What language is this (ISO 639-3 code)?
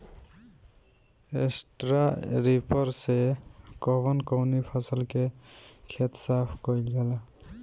bho